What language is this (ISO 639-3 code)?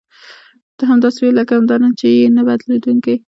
pus